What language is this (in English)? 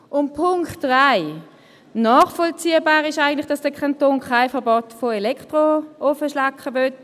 Swiss German